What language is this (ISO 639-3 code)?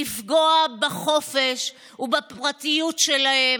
heb